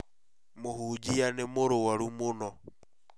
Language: Kikuyu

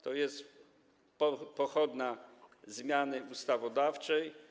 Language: Polish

